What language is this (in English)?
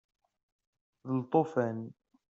Kabyle